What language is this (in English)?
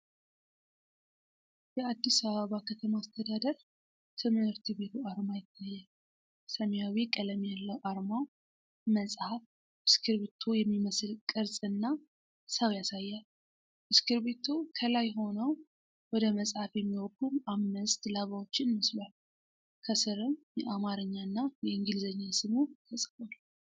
Amharic